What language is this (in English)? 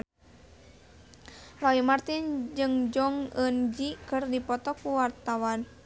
Sundanese